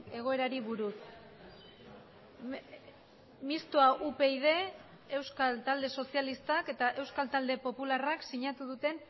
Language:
Basque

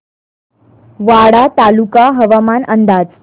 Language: Marathi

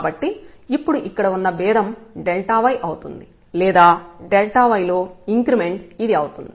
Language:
Telugu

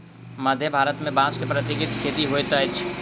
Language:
Maithili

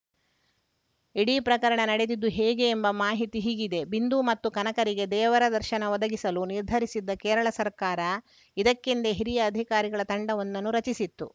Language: Kannada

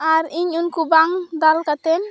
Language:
Santali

